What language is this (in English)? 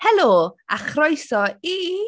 Welsh